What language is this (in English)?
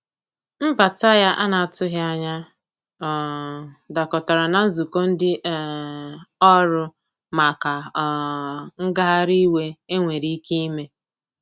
Igbo